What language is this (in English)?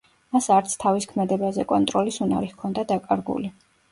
Georgian